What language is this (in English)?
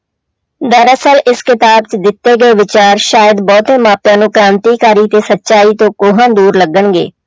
Punjabi